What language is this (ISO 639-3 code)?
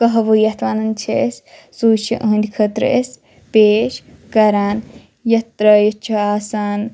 kas